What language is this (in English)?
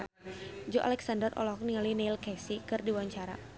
Sundanese